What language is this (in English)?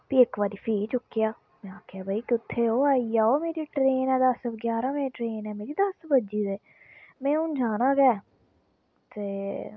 Dogri